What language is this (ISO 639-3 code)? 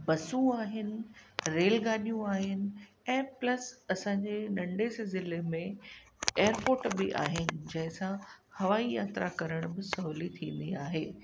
snd